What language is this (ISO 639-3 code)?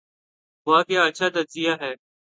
urd